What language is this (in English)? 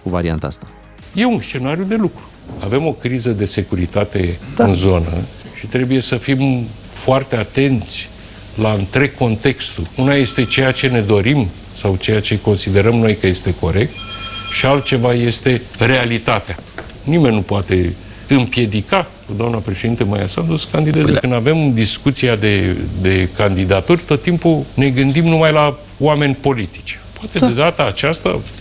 Romanian